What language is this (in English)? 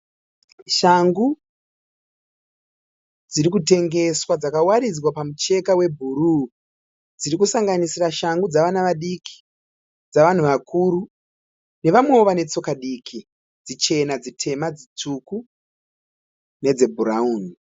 Shona